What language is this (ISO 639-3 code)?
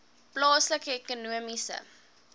afr